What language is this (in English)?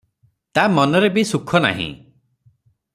Odia